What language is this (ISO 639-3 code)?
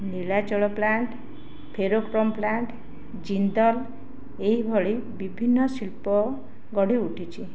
ori